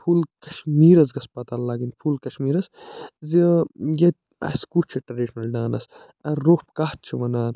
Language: Kashmiri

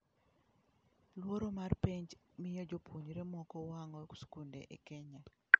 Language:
Luo (Kenya and Tanzania)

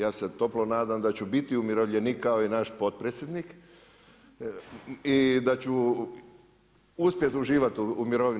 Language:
Croatian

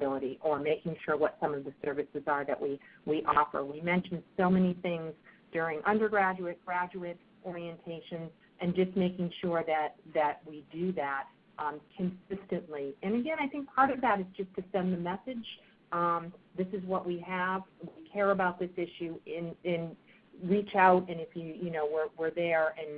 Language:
English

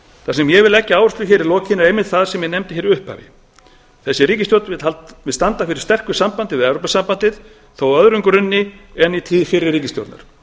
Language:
Icelandic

